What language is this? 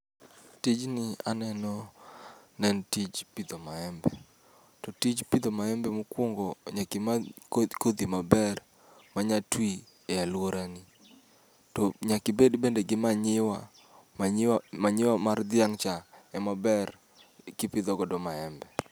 Luo (Kenya and Tanzania)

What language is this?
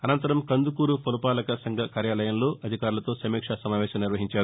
Telugu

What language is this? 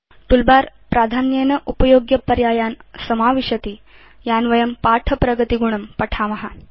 Sanskrit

